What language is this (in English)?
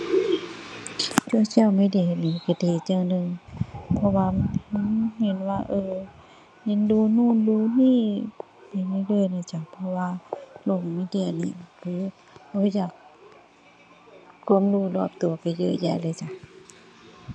Thai